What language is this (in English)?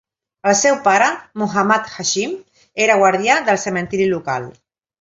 Catalan